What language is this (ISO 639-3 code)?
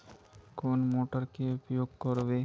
mag